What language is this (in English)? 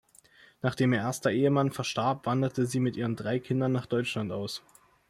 German